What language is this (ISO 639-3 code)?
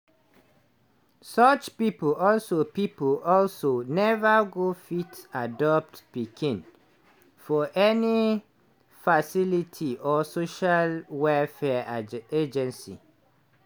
pcm